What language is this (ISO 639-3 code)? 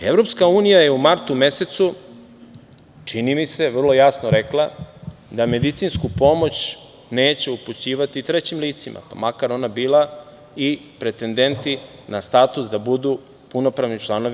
srp